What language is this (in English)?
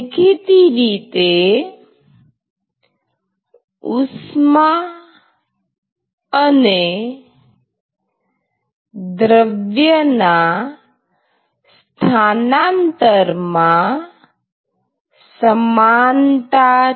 Gujarati